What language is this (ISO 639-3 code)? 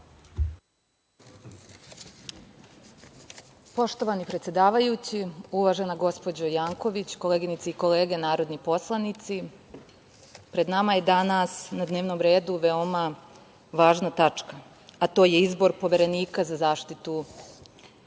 srp